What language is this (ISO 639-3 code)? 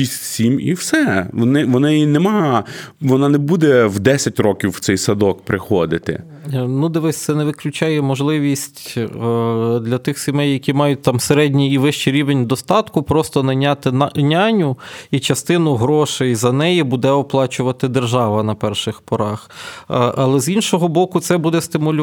ukr